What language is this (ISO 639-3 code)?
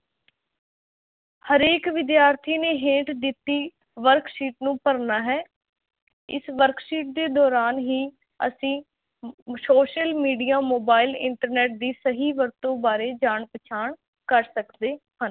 pan